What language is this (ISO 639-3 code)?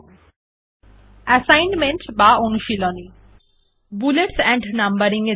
ben